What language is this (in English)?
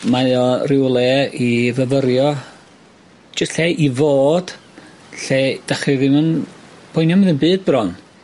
Welsh